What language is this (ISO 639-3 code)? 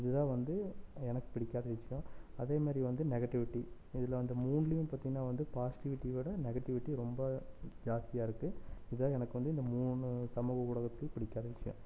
tam